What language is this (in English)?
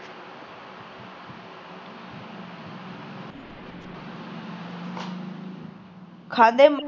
Punjabi